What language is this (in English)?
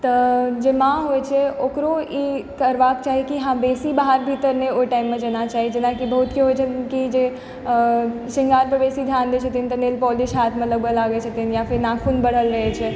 Maithili